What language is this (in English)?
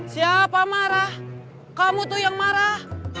Indonesian